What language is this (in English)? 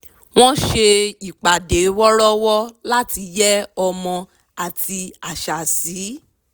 Yoruba